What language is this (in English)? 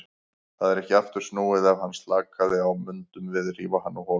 Icelandic